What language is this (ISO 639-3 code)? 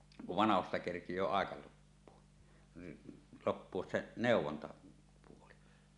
fin